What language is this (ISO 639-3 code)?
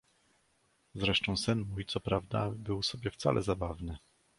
pol